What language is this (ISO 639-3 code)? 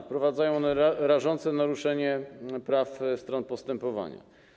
pol